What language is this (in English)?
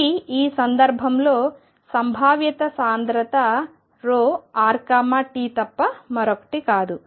Telugu